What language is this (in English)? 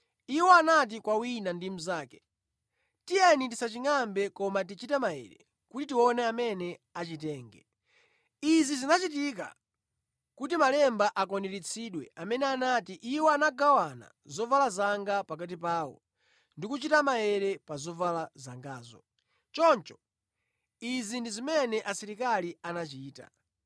Nyanja